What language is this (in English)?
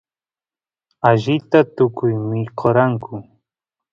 Santiago del Estero Quichua